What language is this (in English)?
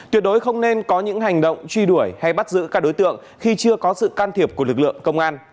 Vietnamese